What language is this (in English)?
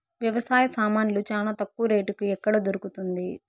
Telugu